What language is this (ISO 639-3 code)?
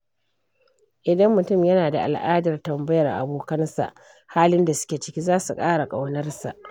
hau